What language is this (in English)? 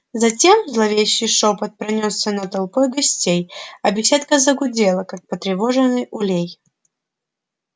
Russian